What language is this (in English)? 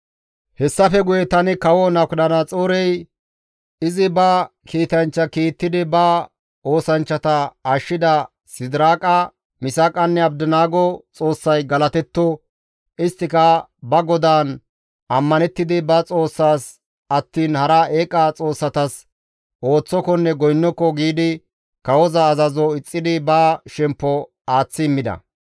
Gamo